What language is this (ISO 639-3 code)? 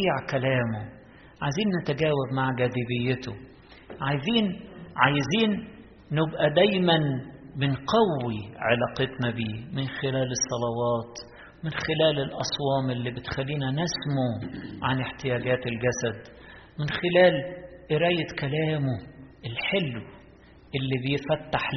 ara